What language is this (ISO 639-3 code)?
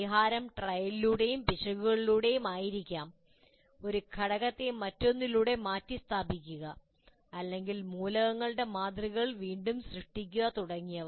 mal